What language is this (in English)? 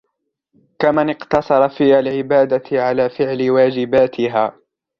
Arabic